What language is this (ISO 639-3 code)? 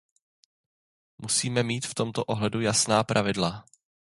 ces